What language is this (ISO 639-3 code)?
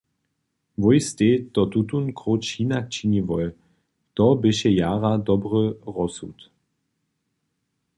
hsb